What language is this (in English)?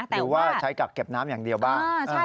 Thai